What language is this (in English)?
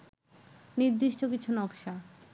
Bangla